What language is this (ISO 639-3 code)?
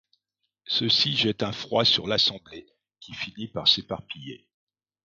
fra